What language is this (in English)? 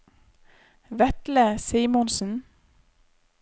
Norwegian